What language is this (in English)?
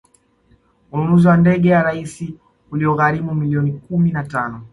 Swahili